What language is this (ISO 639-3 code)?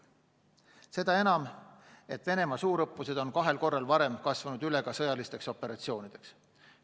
est